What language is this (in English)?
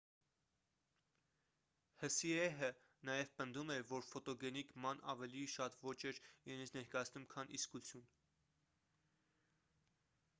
Armenian